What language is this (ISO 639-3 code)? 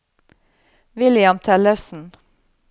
nor